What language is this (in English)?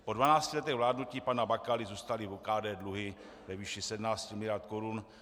Czech